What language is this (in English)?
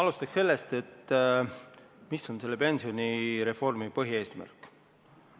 Estonian